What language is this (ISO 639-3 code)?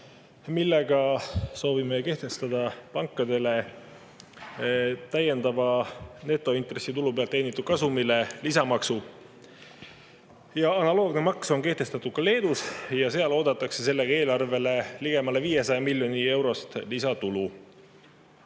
est